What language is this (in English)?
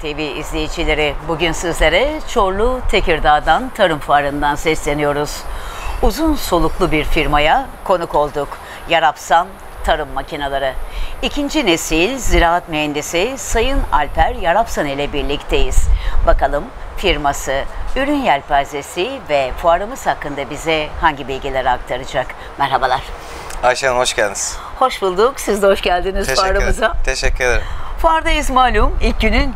Turkish